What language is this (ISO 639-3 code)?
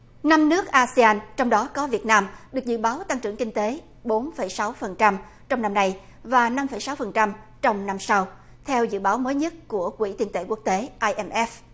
vie